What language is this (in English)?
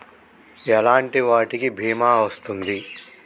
Telugu